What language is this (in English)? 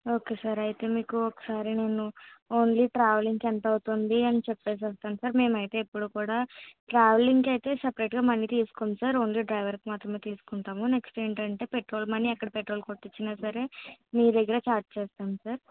Telugu